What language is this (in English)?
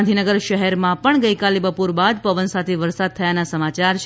Gujarati